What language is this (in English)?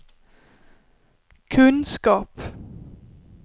Swedish